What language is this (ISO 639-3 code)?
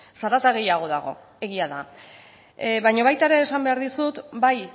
eus